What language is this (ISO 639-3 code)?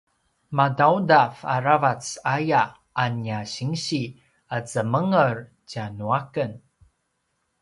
pwn